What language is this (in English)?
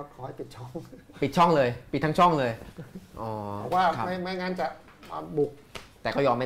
Thai